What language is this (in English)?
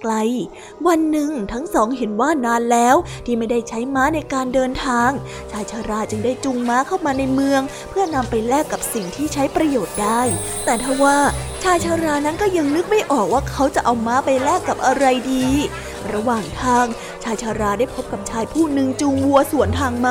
Thai